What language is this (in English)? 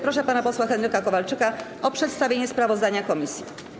Polish